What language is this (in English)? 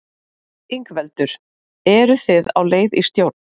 Icelandic